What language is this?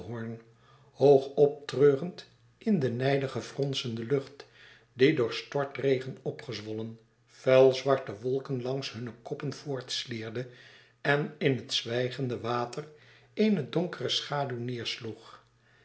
Dutch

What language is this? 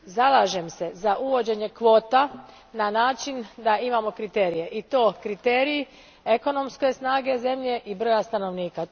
Croatian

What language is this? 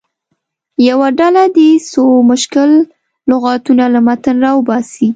Pashto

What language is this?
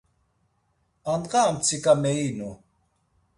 Laz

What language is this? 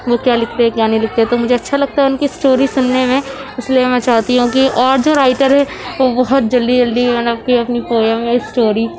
Urdu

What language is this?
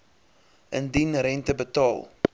Afrikaans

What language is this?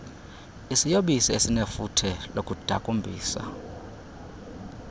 Xhosa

